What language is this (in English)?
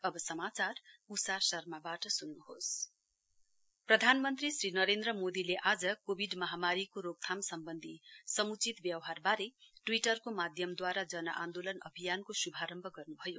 Nepali